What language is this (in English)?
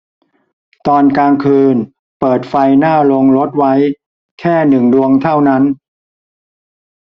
Thai